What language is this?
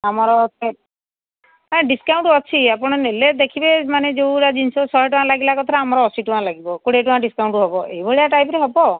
Odia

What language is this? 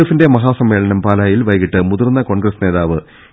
Malayalam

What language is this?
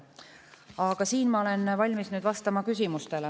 Estonian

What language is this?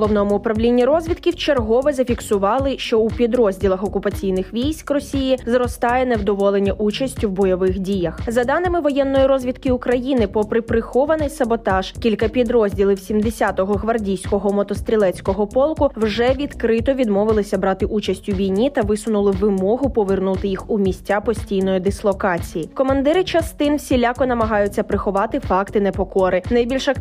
Ukrainian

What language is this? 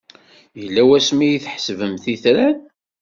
Kabyle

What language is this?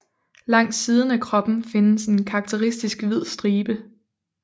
Danish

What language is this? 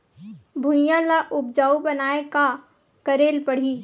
Chhattisgarhi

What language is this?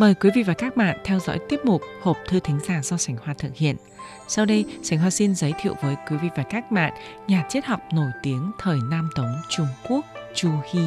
Vietnamese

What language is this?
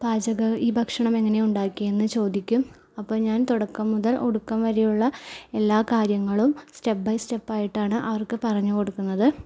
Malayalam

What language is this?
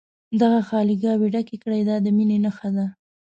Pashto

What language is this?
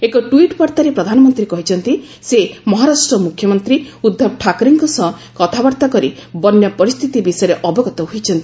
Odia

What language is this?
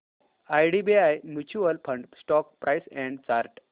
Marathi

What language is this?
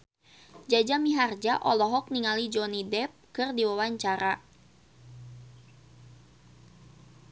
Sundanese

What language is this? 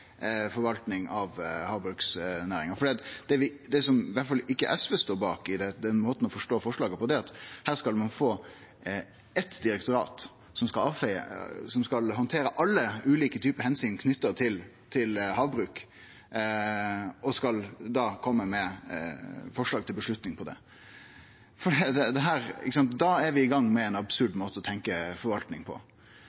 Norwegian Nynorsk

